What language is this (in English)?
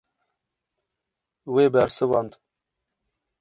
Kurdish